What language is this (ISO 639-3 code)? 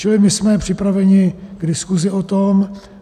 ces